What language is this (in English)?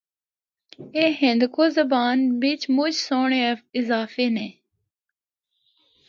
Northern Hindko